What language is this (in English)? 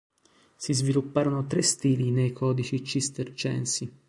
Italian